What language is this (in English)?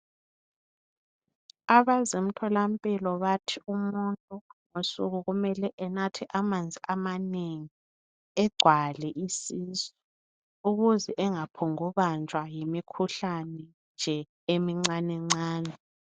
North Ndebele